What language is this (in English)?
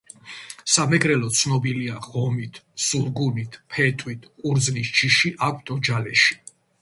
Georgian